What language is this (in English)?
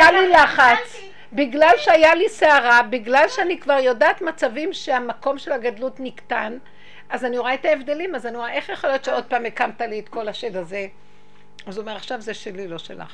Hebrew